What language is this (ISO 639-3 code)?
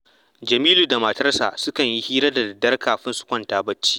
hau